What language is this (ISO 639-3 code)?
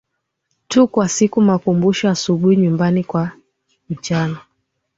swa